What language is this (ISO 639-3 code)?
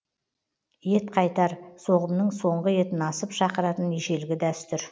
kaz